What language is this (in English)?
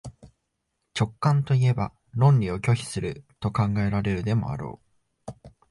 Japanese